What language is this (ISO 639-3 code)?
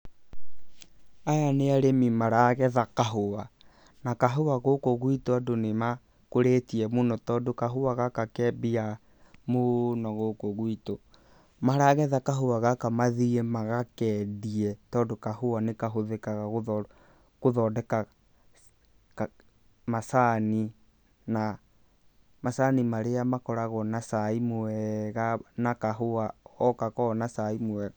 kik